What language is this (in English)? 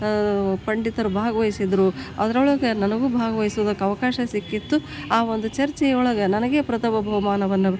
Kannada